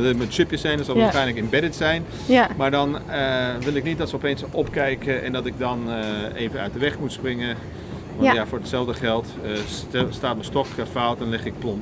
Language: Dutch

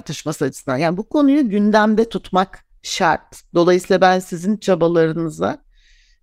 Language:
Turkish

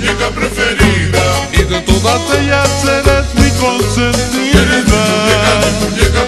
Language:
Romanian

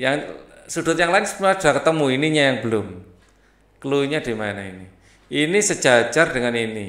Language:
Indonesian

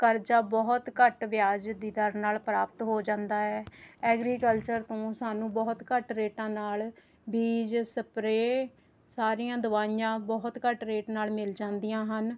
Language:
Punjabi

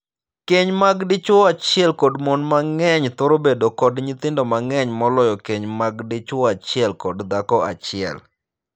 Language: Luo (Kenya and Tanzania)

